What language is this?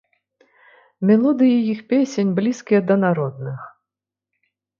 Belarusian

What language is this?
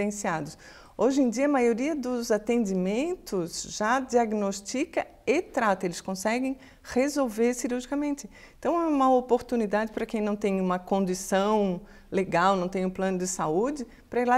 Portuguese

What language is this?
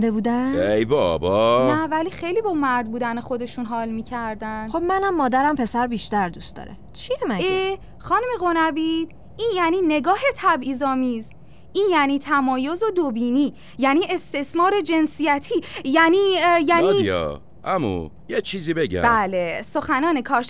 Persian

